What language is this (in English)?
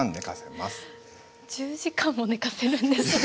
Japanese